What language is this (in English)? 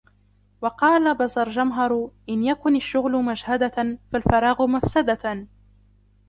Arabic